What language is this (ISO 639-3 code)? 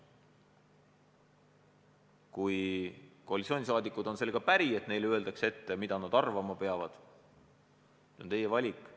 est